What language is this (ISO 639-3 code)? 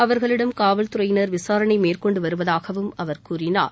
tam